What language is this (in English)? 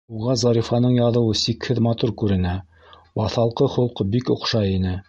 Bashkir